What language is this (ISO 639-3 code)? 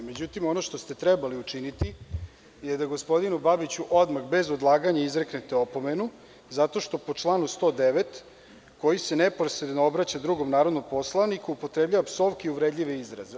srp